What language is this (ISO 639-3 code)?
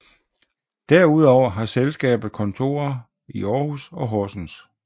dan